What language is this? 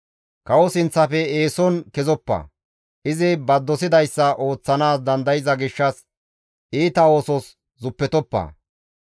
Gamo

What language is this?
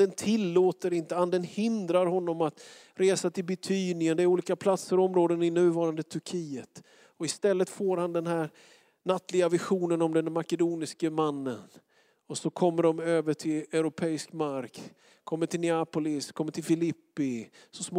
Swedish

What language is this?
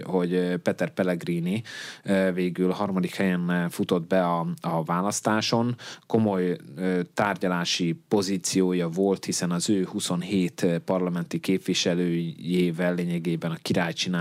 Hungarian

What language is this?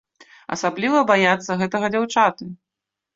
Belarusian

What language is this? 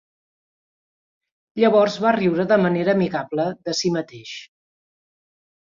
Catalan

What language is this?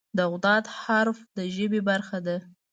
Pashto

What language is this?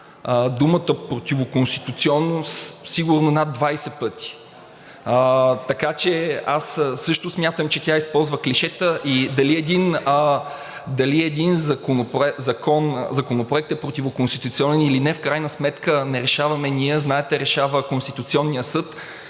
Bulgarian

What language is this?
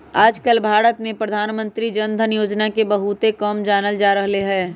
Magahi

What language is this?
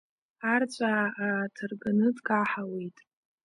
Abkhazian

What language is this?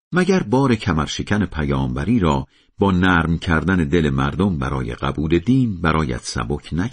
Persian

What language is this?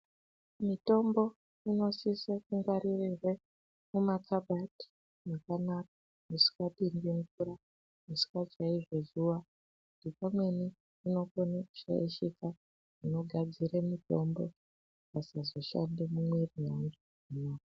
Ndau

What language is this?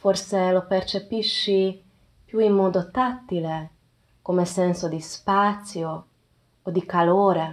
Italian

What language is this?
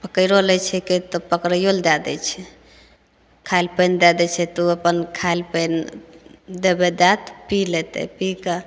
Maithili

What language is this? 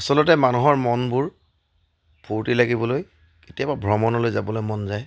Assamese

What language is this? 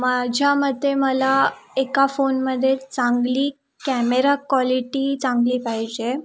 Marathi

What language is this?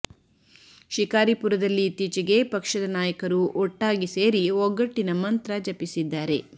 Kannada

